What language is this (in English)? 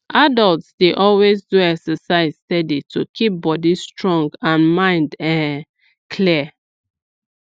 Nigerian Pidgin